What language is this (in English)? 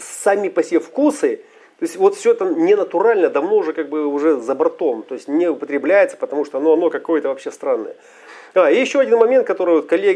Russian